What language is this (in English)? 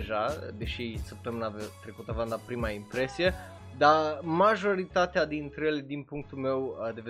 Romanian